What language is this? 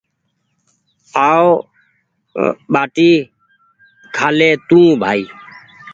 Goaria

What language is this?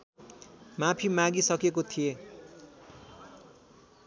Nepali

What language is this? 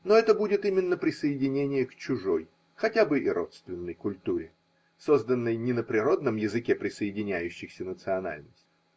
Russian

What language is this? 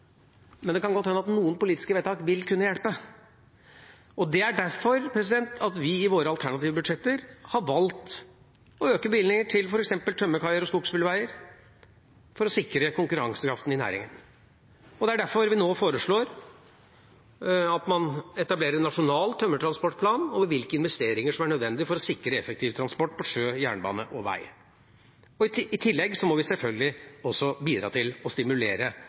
Norwegian Bokmål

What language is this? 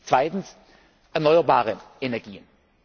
German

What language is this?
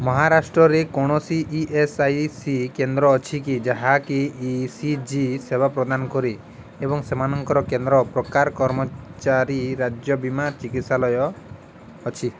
Odia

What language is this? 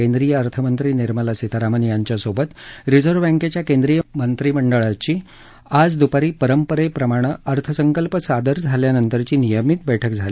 Marathi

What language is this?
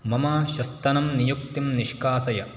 Sanskrit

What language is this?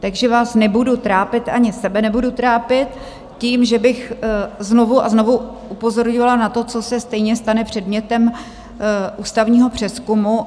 Czech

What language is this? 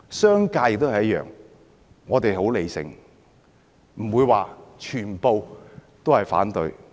Cantonese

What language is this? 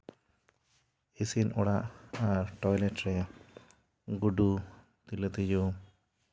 Santali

